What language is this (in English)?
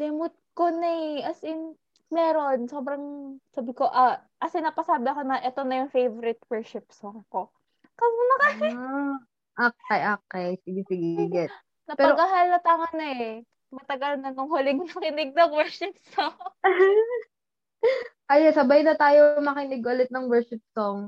Filipino